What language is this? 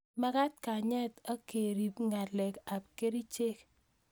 Kalenjin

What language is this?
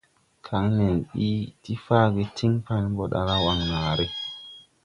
Tupuri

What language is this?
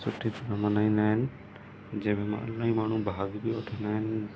Sindhi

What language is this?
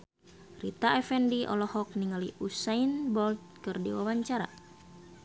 Sundanese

